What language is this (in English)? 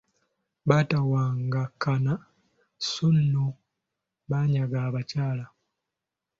Ganda